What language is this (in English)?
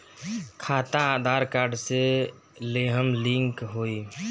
Bhojpuri